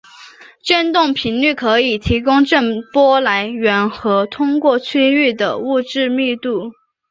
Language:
Chinese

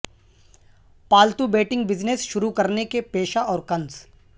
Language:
Urdu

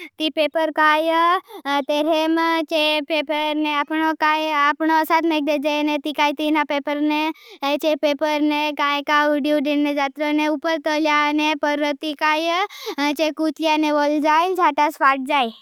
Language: Bhili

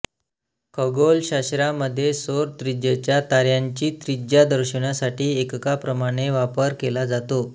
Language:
Marathi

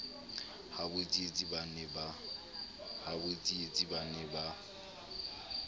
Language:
Southern Sotho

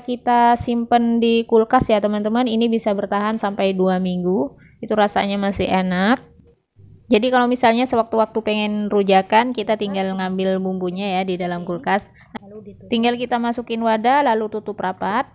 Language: Indonesian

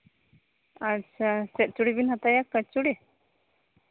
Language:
Santali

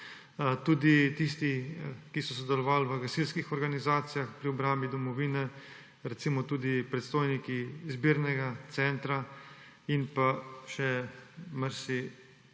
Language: Slovenian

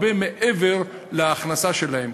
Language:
Hebrew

